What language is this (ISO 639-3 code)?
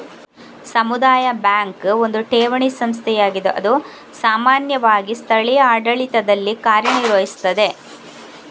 kan